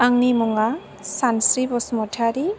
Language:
Bodo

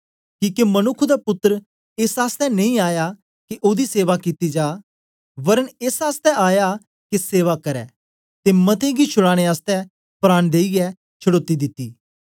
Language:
Dogri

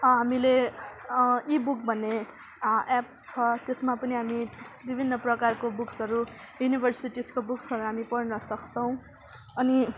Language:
Nepali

